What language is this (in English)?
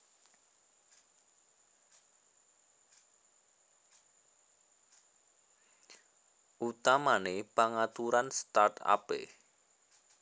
Javanese